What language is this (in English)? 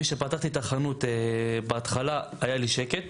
Hebrew